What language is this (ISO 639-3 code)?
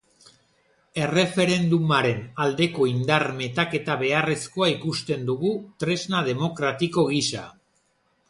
eus